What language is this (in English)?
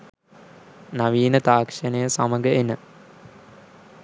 Sinhala